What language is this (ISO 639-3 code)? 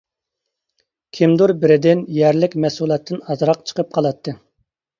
uig